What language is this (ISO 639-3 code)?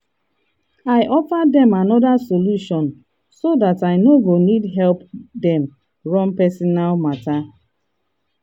pcm